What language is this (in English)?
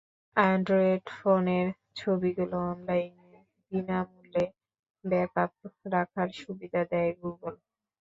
Bangla